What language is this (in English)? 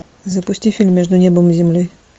Russian